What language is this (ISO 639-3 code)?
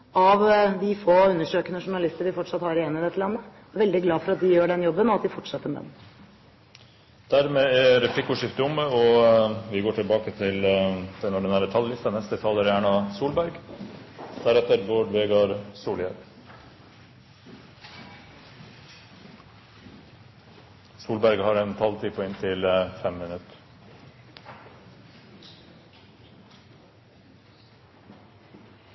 nor